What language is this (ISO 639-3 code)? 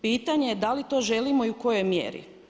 hrv